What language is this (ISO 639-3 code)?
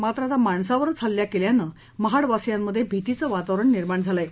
mar